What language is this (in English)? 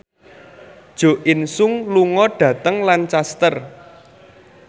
Javanese